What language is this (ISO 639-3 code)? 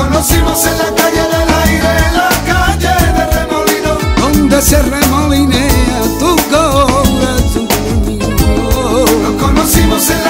ron